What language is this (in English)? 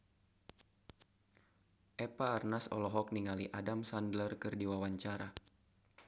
Sundanese